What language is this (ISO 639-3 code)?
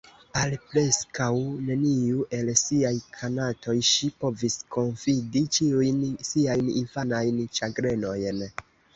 epo